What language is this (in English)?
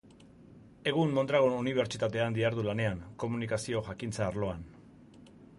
Basque